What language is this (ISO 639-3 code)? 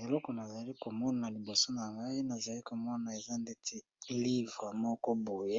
lin